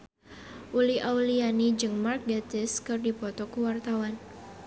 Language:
Sundanese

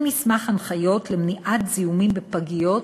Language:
Hebrew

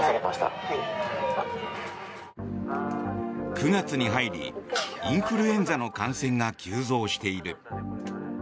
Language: Japanese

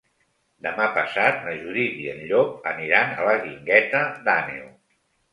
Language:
Catalan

